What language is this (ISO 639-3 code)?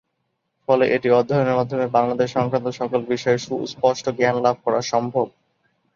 ben